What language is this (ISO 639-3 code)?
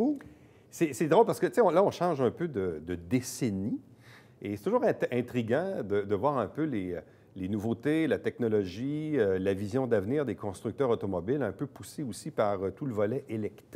fra